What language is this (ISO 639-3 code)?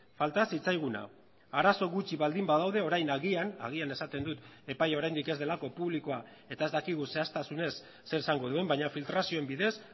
eus